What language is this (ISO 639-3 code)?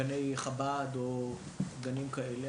heb